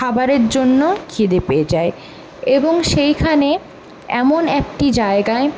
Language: Bangla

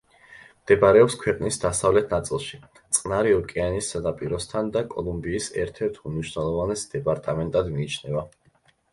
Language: Georgian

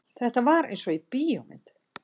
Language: Icelandic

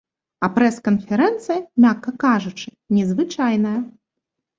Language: Belarusian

